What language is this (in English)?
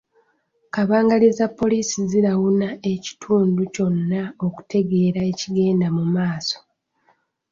Ganda